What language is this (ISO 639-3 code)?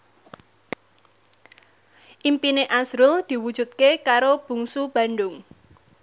jav